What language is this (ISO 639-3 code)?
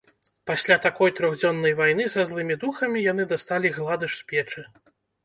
bel